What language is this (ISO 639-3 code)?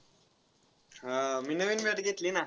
mar